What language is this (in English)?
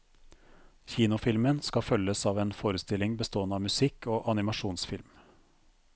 Norwegian